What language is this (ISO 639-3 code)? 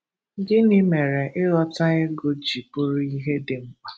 ibo